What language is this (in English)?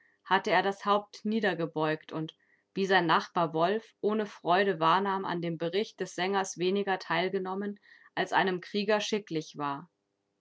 German